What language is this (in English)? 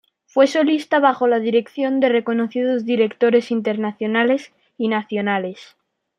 Spanish